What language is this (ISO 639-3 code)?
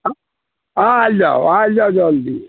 mai